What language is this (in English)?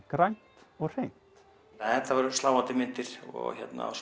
Icelandic